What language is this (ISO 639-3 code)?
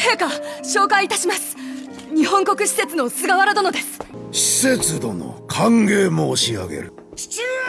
jpn